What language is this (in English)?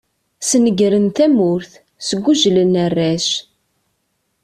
Kabyle